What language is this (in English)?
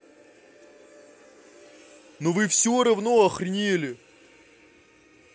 Russian